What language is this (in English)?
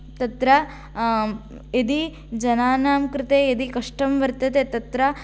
Sanskrit